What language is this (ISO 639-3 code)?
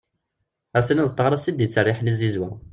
kab